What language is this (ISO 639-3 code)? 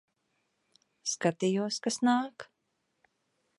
lav